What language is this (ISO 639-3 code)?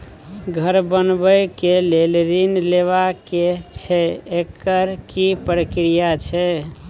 mai